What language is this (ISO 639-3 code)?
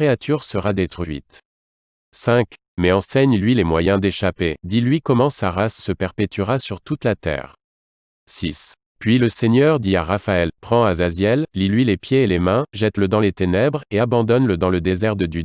fra